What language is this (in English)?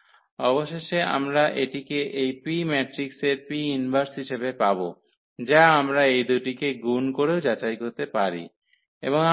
Bangla